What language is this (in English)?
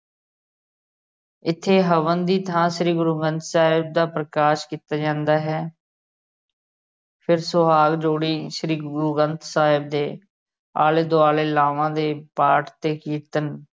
Punjabi